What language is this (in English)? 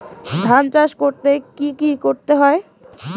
Bangla